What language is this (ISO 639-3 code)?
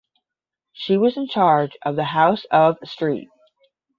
eng